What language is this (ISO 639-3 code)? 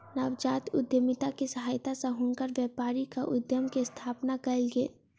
mai